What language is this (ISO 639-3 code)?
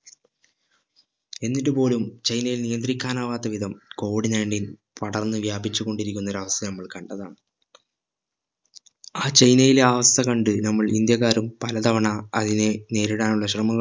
mal